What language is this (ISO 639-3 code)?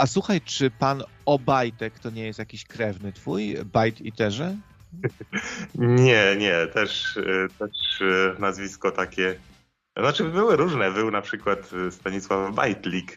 pol